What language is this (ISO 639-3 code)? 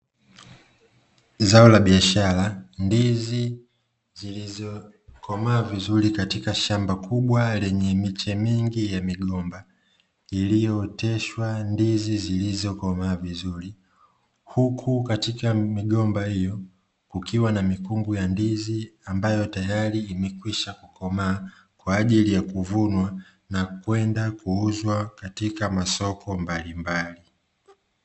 swa